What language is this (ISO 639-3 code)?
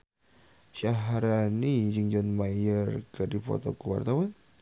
sun